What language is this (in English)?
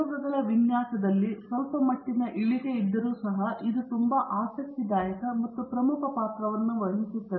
Kannada